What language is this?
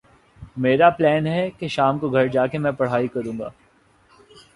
Urdu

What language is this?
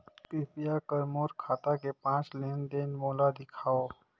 Chhattisgarhi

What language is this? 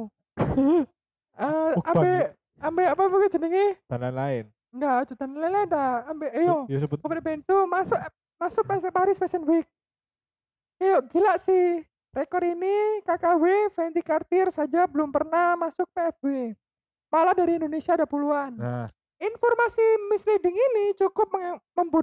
Indonesian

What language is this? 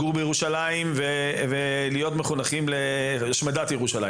Hebrew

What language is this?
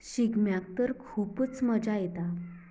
Konkani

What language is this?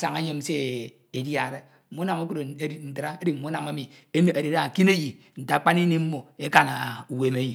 Ito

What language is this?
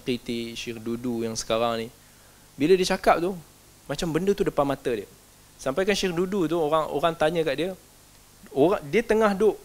Malay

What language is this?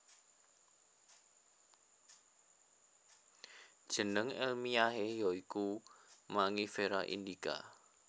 Javanese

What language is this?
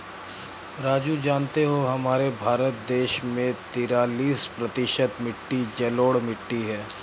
Hindi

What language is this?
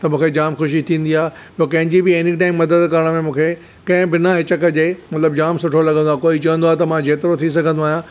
Sindhi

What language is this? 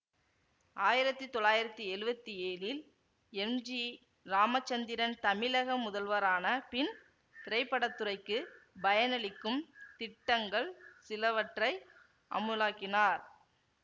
Tamil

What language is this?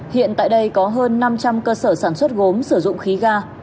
Vietnamese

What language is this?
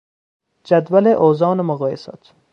Persian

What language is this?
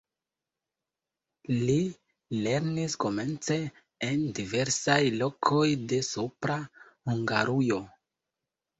Esperanto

